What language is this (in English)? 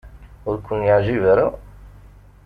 Kabyle